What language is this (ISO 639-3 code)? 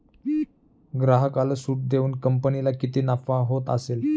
mar